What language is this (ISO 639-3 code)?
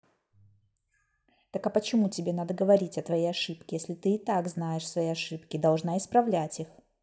rus